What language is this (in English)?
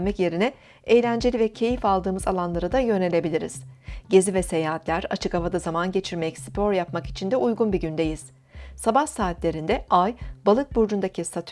Turkish